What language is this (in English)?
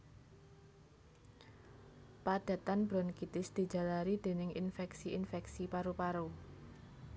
Javanese